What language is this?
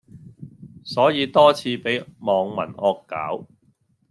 Cantonese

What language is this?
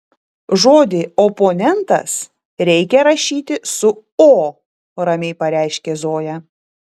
Lithuanian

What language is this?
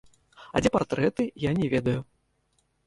Belarusian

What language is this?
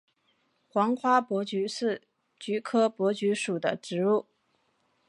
Chinese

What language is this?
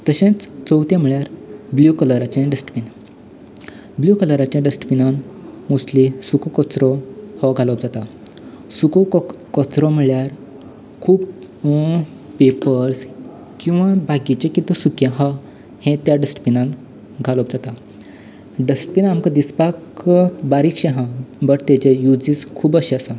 Konkani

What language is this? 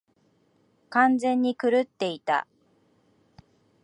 Japanese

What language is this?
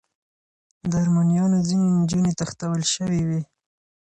Pashto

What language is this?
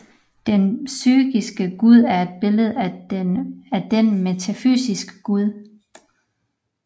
Danish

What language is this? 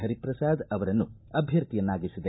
Kannada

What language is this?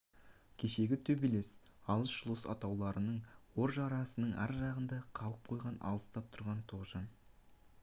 Kazakh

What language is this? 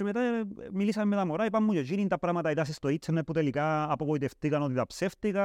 Greek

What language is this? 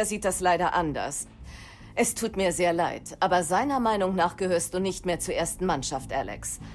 German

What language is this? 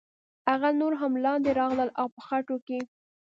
Pashto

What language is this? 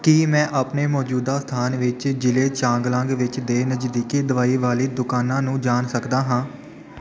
Punjabi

